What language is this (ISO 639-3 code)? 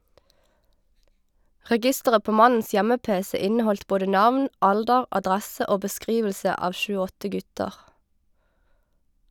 nor